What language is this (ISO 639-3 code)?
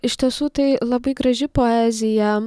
lit